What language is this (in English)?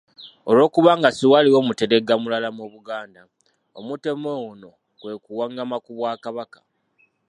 Ganda